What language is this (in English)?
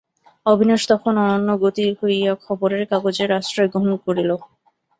Bangla